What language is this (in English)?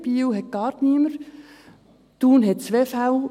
Swiss German